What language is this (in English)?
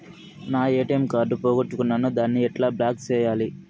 Telugu